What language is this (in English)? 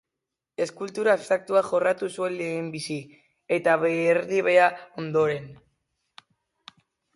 Basque